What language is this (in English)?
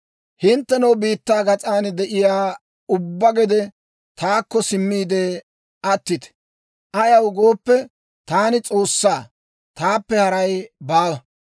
Dawro